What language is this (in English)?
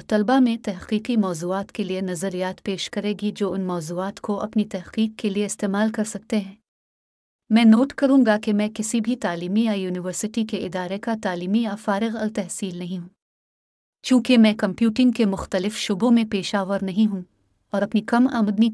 Urdu